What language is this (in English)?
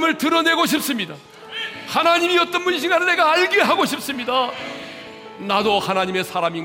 Korean